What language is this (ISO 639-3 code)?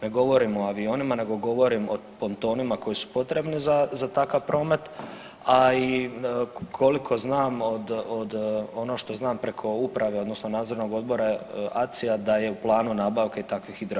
hrv